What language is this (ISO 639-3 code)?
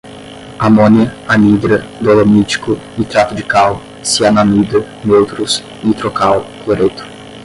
por